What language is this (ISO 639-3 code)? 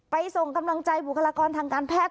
tha